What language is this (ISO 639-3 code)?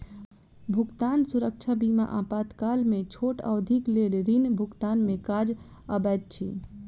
mai